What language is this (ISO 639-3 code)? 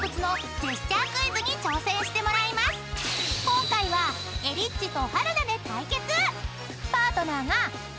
jpn